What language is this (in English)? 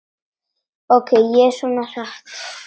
Icelandic